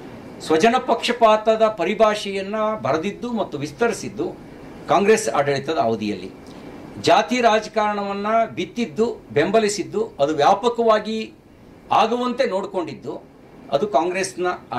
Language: Hindi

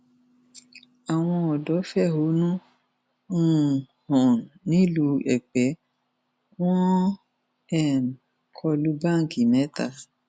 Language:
Yoruba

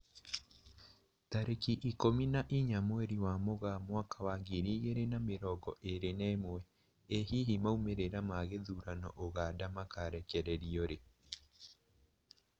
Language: Kikuyu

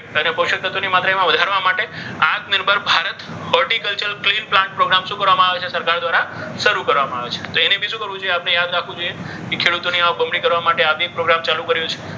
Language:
Gujarati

